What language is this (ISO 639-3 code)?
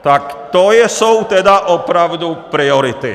ces